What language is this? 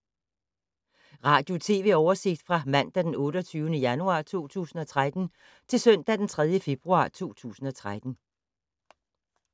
Danish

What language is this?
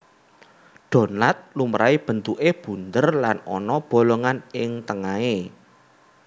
Javanese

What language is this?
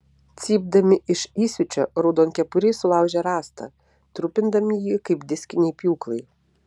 Lithuanian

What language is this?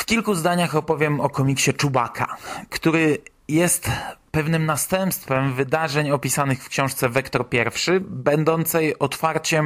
Polish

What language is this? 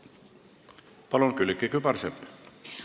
Estonian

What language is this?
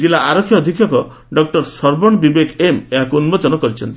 Odia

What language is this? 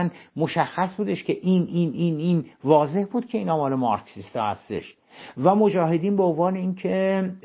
Persian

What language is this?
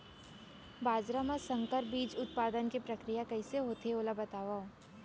Chhattisgarhi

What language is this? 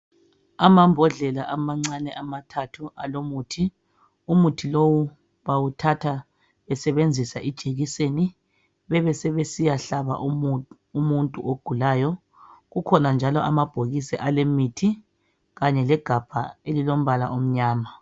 North Ndebele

